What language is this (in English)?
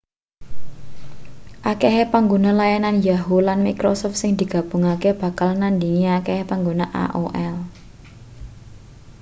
Javanese